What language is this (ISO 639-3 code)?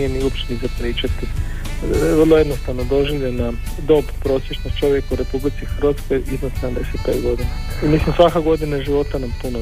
hrv